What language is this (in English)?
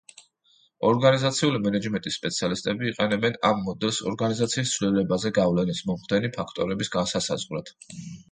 Georgian